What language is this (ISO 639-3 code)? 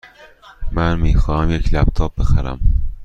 fas